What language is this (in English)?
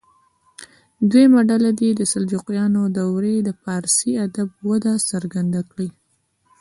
Pashto